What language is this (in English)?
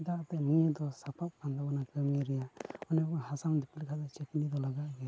Santali